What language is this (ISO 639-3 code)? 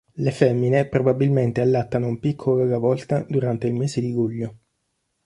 ita